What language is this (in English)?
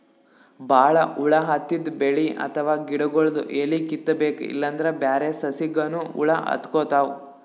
Kannada